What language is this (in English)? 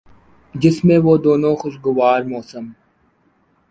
Urdu